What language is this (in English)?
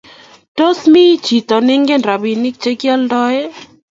Kalenjin